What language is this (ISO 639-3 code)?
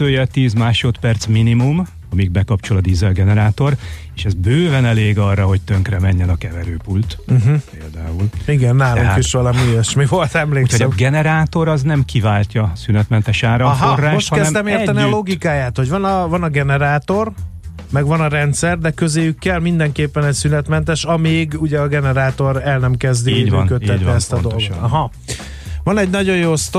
hun